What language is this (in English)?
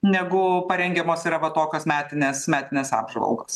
Lithuanian